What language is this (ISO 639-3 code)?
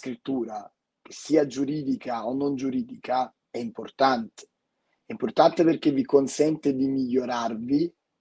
ita